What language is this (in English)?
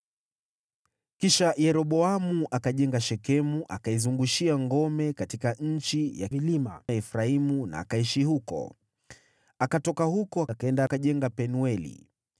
Swahili